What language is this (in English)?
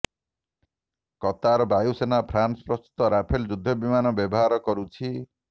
Odia